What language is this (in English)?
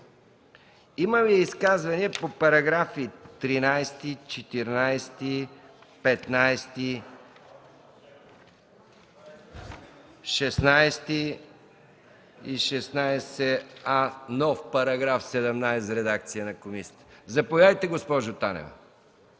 Bulgarian